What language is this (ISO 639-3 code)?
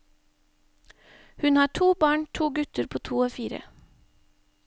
nor